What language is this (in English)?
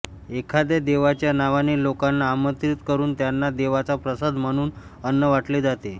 Marathi